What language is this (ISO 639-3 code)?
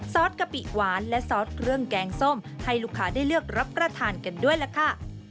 tha